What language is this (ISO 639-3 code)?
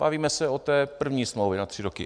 ces